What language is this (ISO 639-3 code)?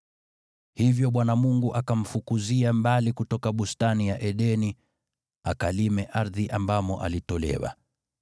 swa